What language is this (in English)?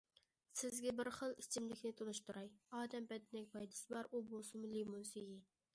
Uyghur